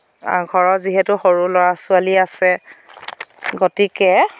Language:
Assamese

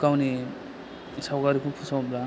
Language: Bodo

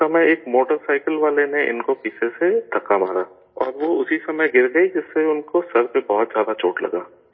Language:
Urdu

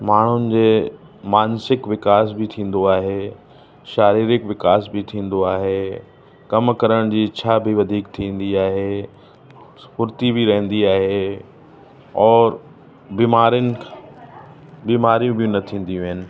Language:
Sindhi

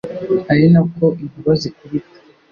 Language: Kinyarwanda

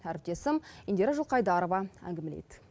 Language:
Kazakh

